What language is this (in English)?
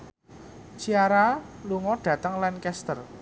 Javanese